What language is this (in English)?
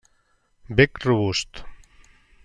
Catalan